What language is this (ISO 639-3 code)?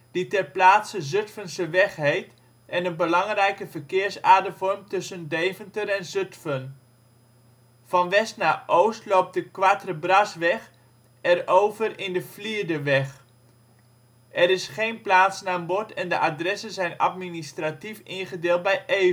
nld